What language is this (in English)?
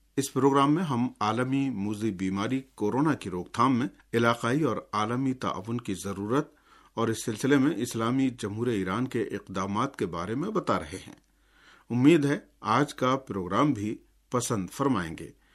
Urdu